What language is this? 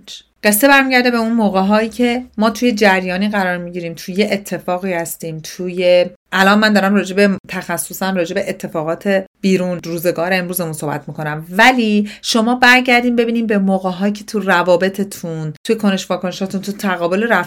Persian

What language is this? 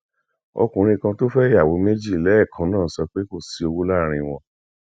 Yoruba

